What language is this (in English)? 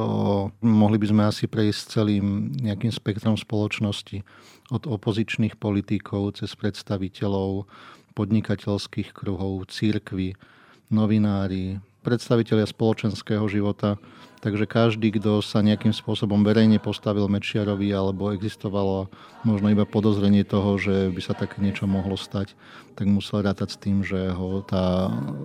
Slovak